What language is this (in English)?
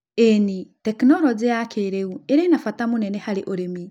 Kikuyu